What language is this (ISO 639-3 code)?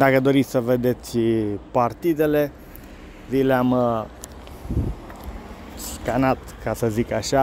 ron